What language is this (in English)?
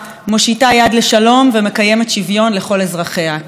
Hebrew